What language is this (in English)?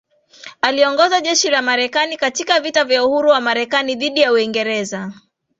Swahili